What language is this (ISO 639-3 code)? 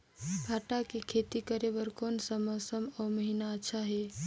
hne